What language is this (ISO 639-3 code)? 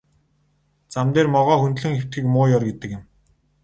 mon